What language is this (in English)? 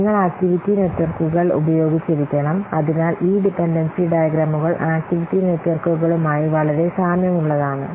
Malayalam